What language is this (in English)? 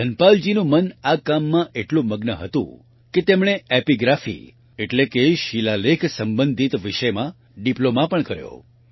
Gujarati